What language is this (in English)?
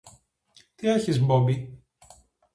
Greek